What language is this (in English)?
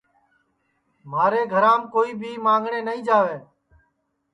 Sansi